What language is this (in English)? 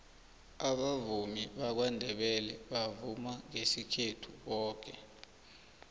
South Ndebele